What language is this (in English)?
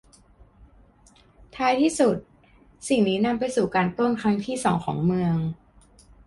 Thai